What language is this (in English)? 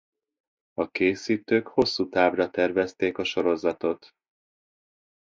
Hungarian